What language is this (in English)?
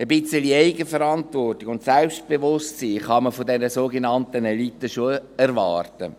Swiss German